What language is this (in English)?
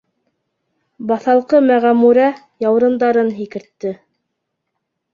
Bashkir